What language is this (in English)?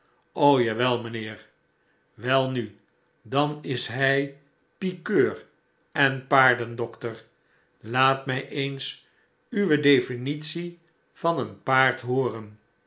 Dutch